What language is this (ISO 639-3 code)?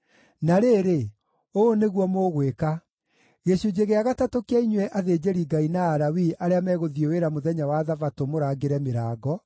kik